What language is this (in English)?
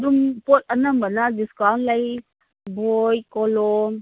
Manipuri